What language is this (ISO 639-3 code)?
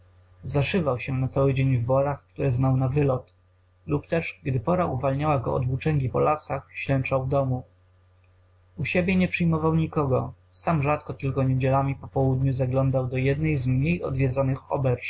pol